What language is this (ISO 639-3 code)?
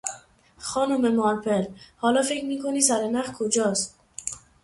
fas